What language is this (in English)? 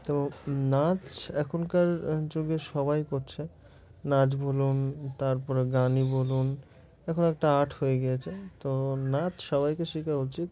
Bangla